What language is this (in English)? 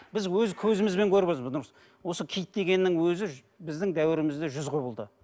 Kazakh